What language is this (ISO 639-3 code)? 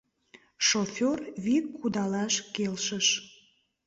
chm